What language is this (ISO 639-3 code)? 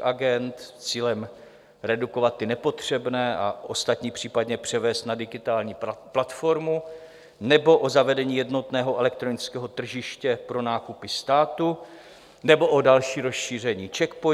ces